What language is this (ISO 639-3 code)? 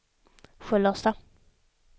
swe